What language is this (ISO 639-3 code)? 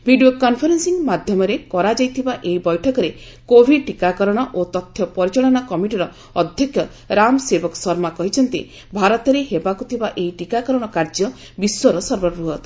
ori